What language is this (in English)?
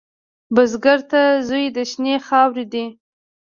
Pashto